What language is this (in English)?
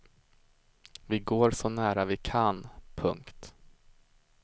Swedish